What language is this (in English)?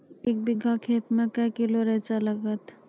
Maithili